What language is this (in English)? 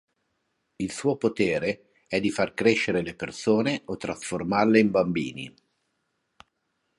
Italian